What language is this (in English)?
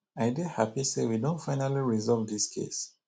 Nigerian Pidgin